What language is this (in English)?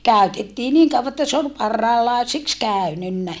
Finnish